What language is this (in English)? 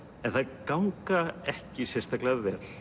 Icelandic